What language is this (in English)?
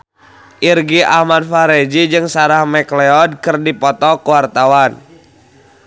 Sundanese